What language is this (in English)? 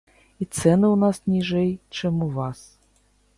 Belarusian